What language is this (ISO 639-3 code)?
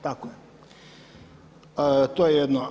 hrv